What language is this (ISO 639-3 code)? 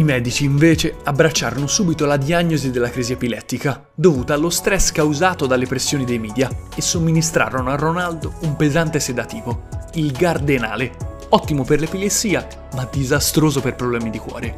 ita